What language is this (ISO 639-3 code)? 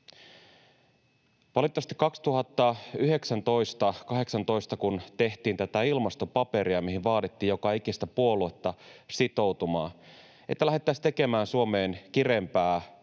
fin